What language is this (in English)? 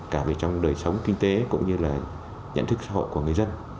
Vietnamese